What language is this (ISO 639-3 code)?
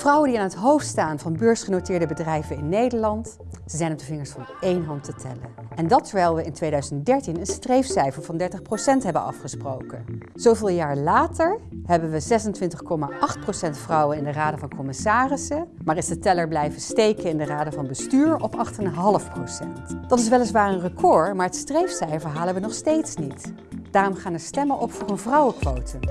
nld